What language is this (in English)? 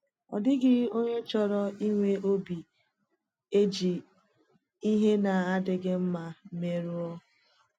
Igbo